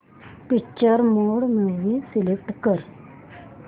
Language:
Marathi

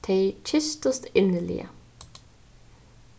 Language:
Faroese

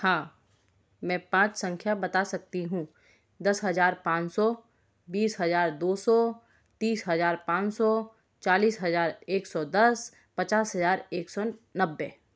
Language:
Hindi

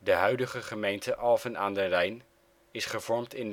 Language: Dutch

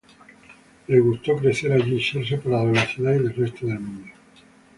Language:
Spanish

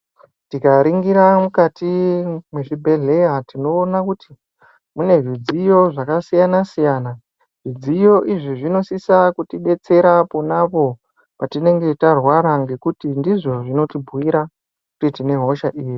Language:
Ndau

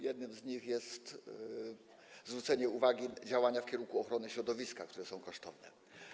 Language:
Polish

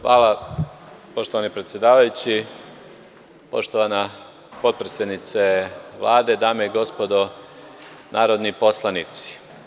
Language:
Serbian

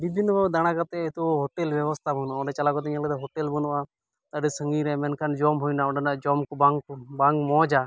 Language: Santali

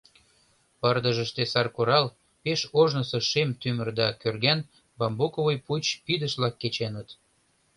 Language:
Mari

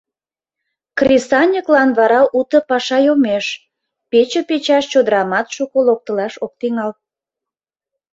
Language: Mari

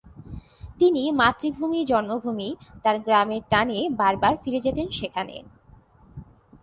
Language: Bangla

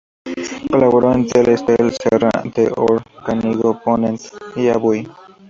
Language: Spanish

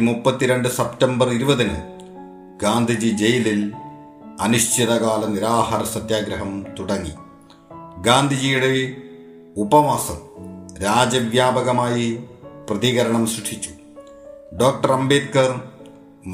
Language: Malayalam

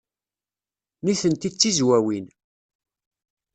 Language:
Kabyle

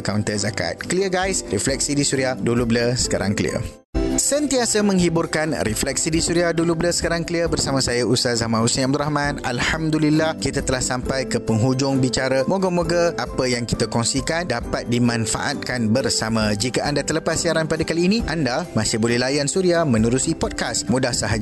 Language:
Malay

